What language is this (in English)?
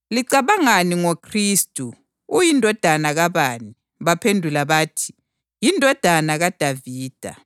North Ndebele